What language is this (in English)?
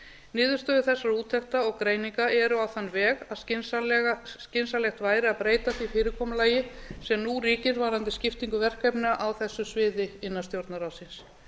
Icelandic